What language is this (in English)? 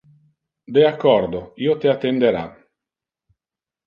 Interlingua